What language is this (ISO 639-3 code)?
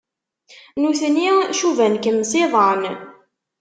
kab